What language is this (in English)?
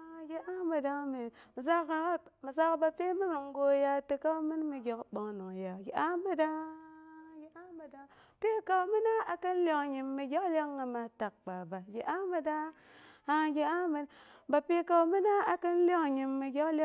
Boghom